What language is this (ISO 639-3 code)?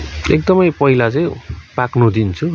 nep